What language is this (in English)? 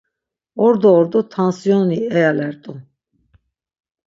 Laz